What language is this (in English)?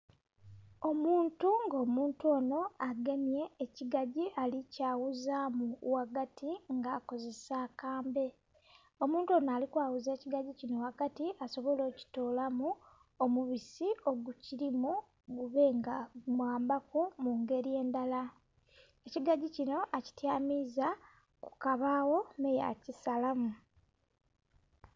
Soga